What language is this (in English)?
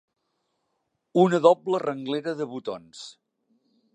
Catalan